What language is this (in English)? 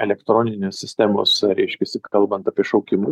Lithuanian